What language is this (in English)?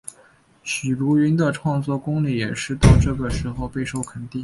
Chinese